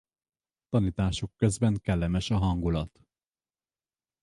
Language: Hungarian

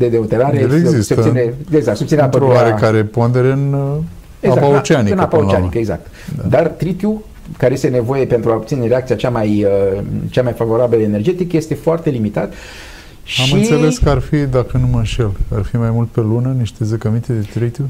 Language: Romanian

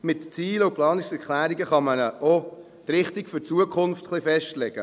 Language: Swiss German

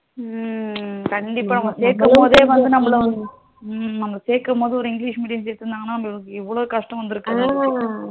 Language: Tamil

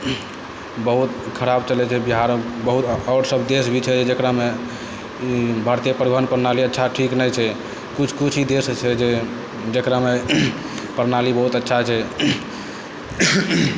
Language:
Maithili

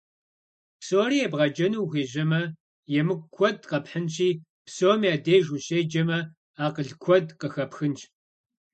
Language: Kabardian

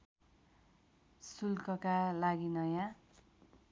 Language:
Nepali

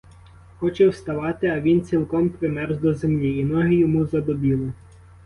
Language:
Ukrainian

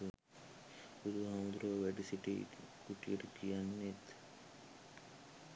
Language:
Sinhala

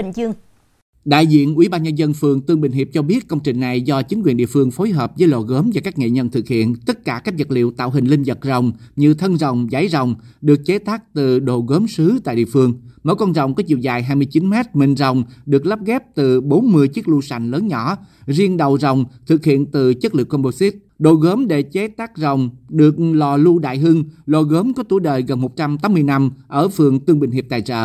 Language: Vietnamese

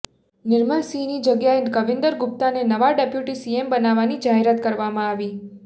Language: Gujarati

